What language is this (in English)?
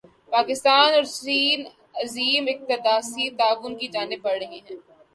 Urdu